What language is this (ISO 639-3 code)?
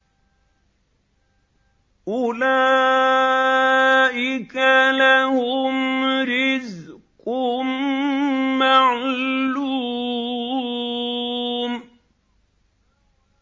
ara